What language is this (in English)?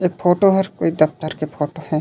Chhattisgarhi